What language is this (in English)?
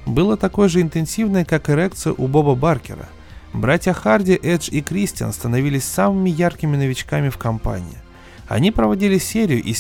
Russian